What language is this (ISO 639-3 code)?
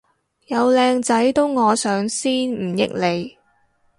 yue